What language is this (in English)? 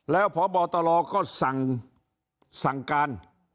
Thai